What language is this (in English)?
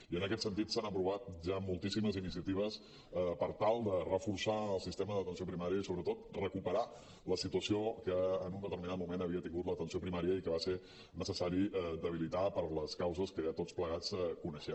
Catalan